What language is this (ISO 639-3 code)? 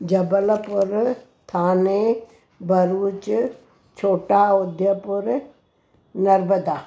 snd